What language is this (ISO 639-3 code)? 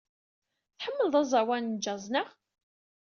kab